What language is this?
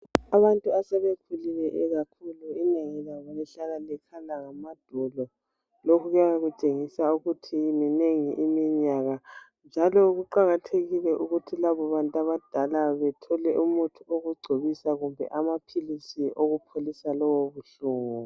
North Ndebele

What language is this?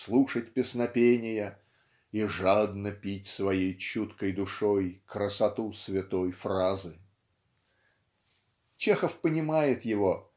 Russian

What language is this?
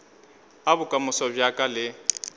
Northern Sotho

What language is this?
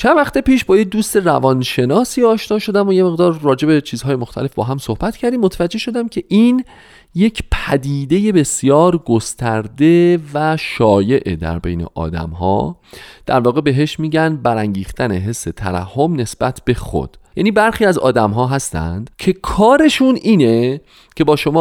Persian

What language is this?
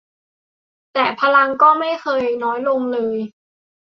Thai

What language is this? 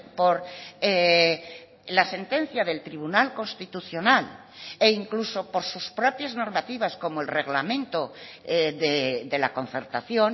Spanish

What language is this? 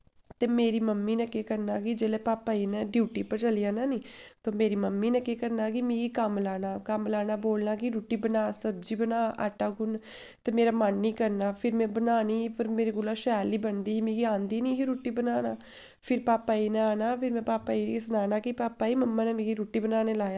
Dogri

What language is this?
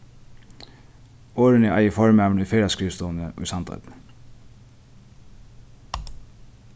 Faroese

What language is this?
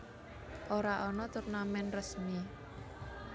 Javanese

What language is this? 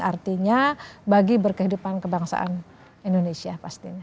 Indonesian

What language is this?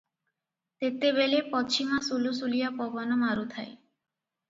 Odia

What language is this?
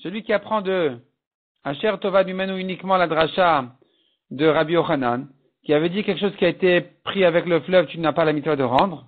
French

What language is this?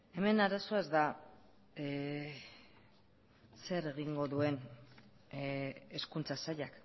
Basque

